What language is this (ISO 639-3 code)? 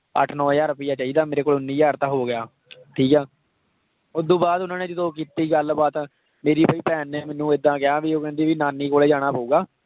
pan